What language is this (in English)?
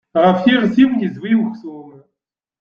Kabyle